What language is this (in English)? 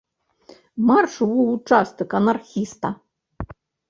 Belarusian